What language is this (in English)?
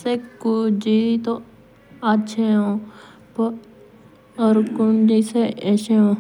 Jaunsari